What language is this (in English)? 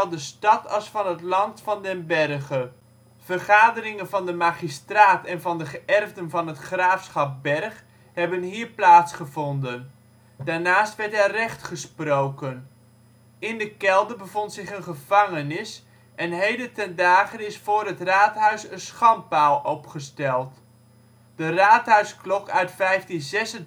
Dutch